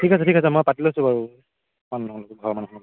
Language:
Assamese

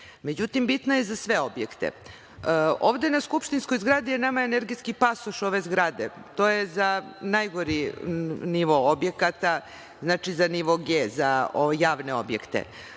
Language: Serbian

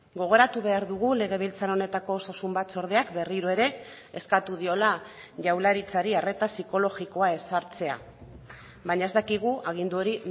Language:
Basque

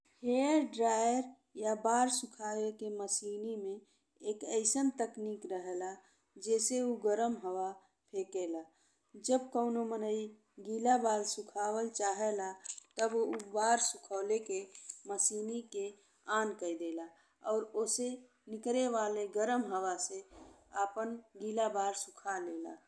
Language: Bhojpuri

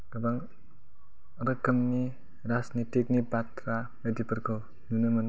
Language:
Bodo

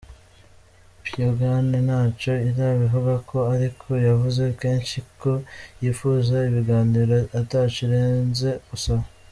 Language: Kinyarwanda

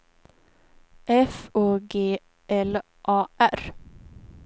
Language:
Swedish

